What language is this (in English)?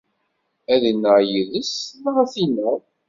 Kabyle